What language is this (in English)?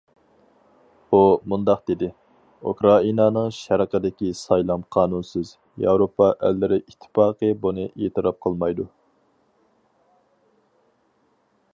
Uyghur